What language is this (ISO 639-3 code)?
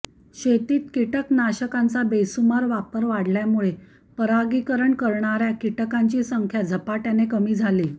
mar